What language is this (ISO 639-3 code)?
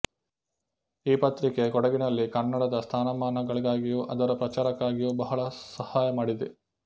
kan